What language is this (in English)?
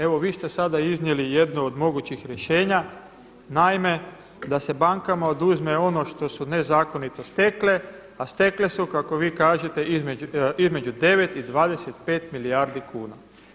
Croatian